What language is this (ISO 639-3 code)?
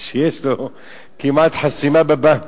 heb